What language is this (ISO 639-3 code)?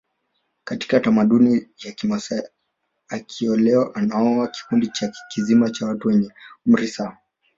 swa